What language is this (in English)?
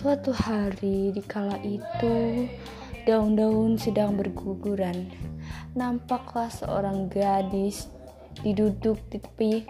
Arabic